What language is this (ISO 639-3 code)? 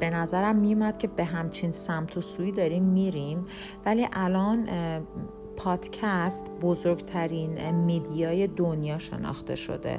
fas